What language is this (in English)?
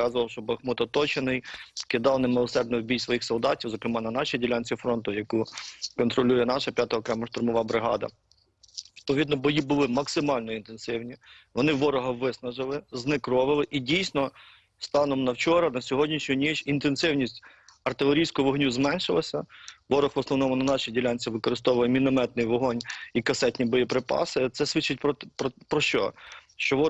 Ukrainian